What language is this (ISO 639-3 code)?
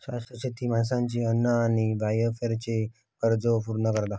mar